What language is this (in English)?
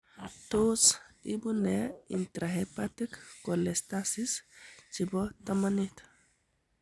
Kalenjin